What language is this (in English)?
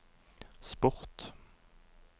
Norwegian